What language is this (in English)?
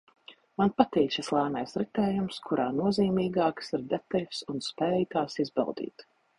Latvian